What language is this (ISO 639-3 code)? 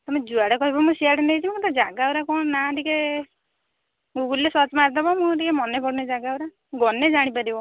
ori